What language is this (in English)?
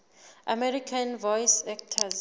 Southern Sotho